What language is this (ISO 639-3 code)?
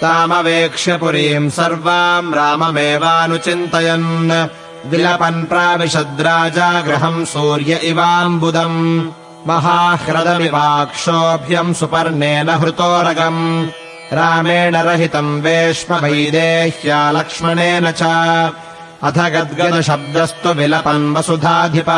kan